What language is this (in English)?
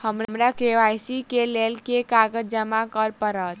Maithili